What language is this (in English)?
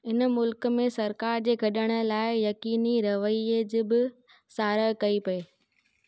Sindhi